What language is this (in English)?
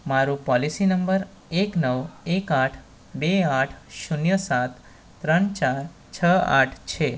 Gujarati